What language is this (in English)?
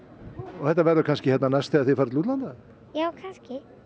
Icelandic